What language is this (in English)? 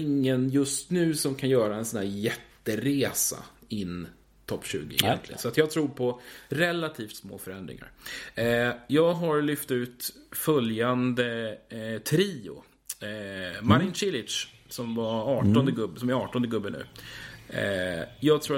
Swedish